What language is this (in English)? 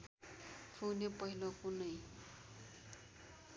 Nepali